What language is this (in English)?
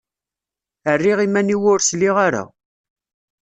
Kabyle